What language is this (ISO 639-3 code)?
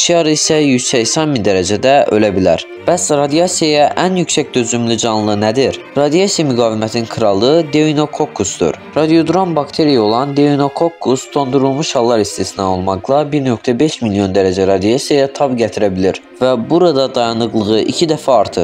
tur